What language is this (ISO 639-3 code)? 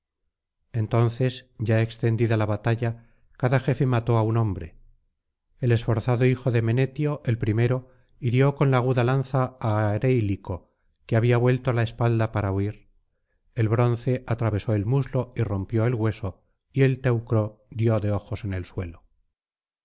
spa